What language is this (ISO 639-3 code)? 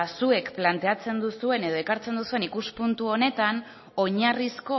eus